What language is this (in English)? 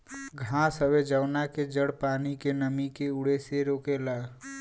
Bhojpuri